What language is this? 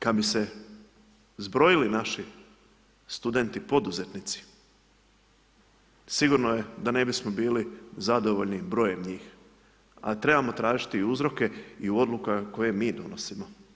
Croatian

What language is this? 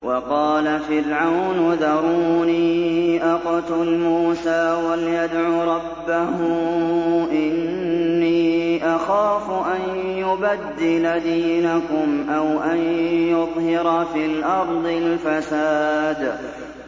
Arabic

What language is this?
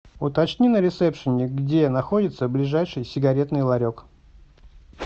Russian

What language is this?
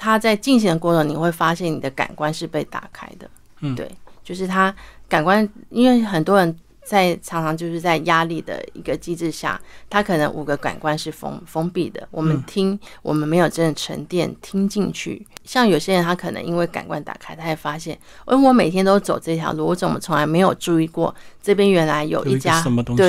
Chinese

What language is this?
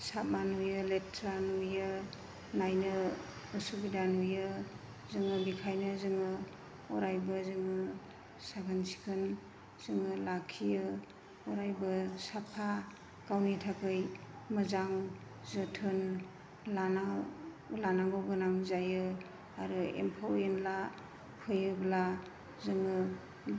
Bodo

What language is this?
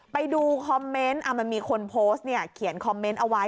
Thai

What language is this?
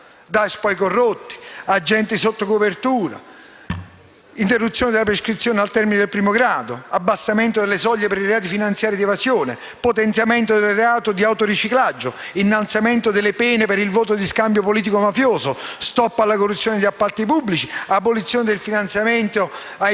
Italian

